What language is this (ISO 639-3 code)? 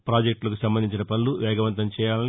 tel